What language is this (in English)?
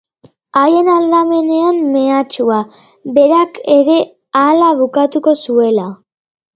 Basque